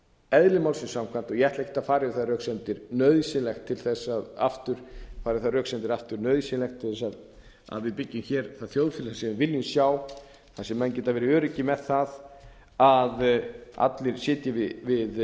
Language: Icelandic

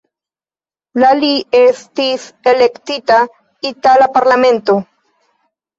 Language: Esperanto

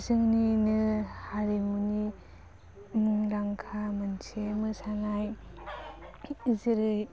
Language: Bodo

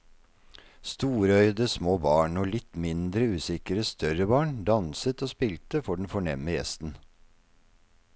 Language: Norwegian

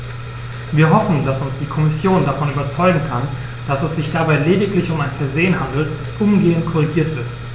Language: German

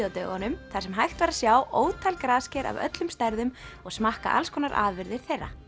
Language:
Icelandic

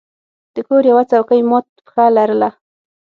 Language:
Pashto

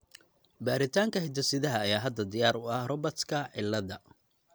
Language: Somali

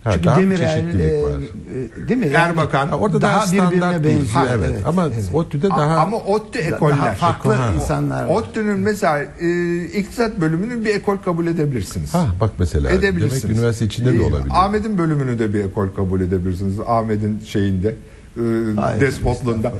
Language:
Turkish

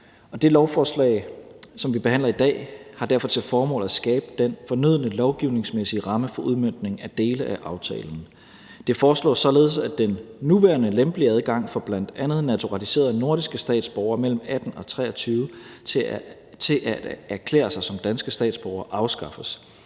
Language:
Danish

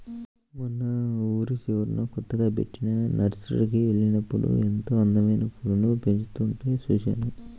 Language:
Telugu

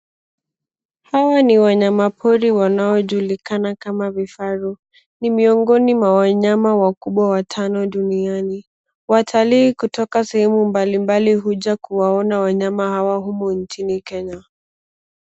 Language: Swahili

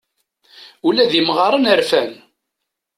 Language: Kabyle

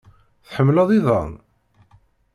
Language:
Kabyle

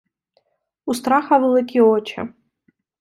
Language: Ukrainian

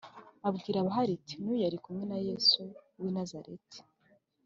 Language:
Kinyarwanda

